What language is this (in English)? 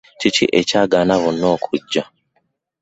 Ganda